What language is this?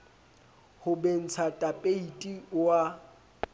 Southern Sotho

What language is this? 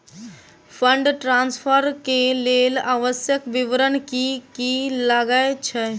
Maithili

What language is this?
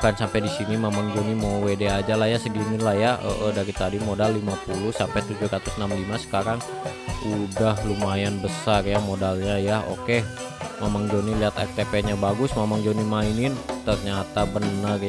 Indonesian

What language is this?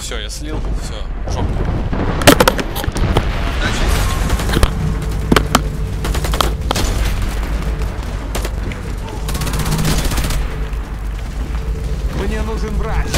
Russian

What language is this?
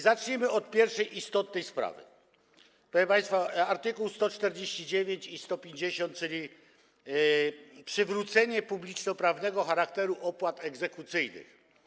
Polish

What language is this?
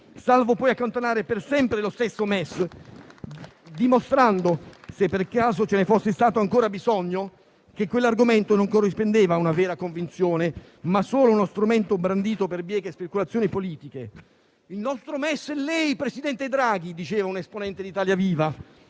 Italian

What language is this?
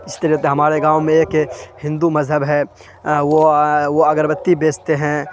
Urdu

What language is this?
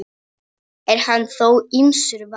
Icelandic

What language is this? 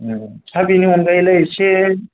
Bodo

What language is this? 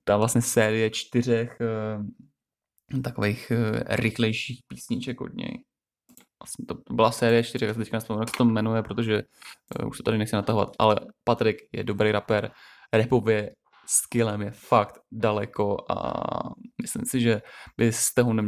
Czech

